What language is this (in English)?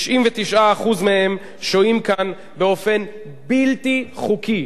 Hebrew